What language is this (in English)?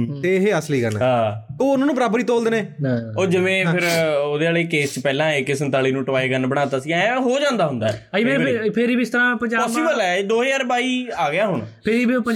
Punjabi